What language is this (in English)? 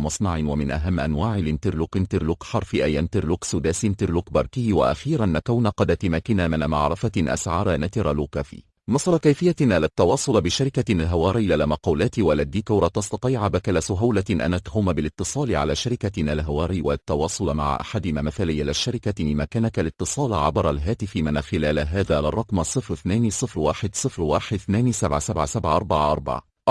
Arabic